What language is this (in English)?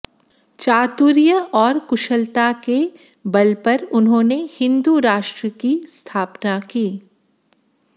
Hindi